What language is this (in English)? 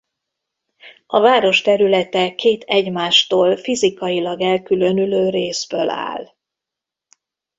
Hungarian